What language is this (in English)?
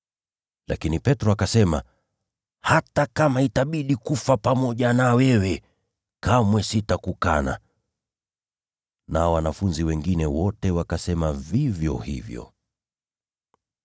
Swahili